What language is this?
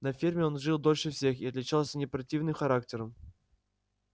Russian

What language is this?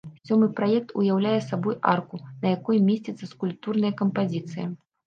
Belarusian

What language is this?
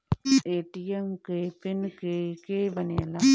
Bhojpuri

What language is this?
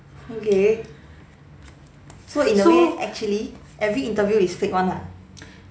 English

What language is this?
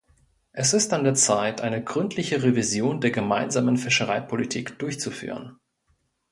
German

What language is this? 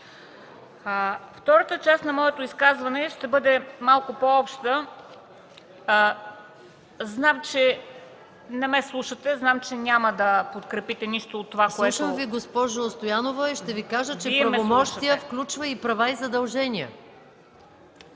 Bulgarian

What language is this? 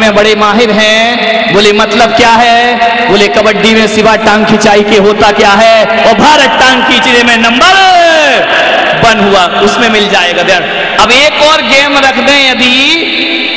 Hindi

